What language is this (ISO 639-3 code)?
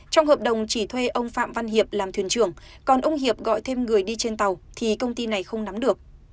vie